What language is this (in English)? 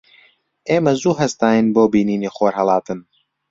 Central Kurdish